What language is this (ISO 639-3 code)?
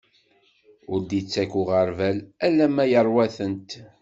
kab